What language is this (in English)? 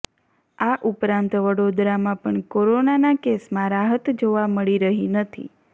Gujarati